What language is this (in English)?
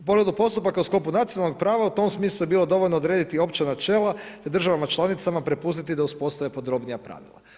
Croatian